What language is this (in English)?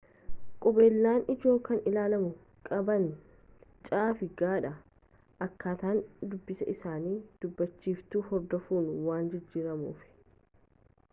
Oromo